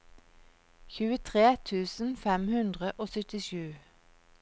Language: Norwegian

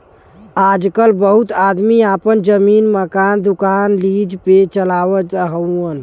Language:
Bhojpuri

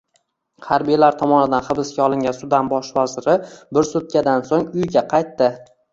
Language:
Uzbek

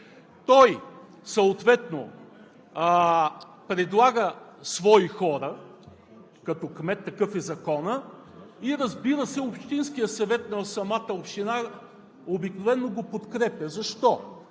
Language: Bulgarian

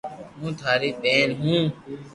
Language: Loarki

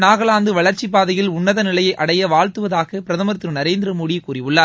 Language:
Tamil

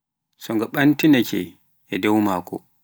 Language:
Pular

